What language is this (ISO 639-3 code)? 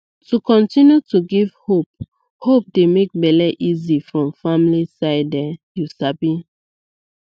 pcm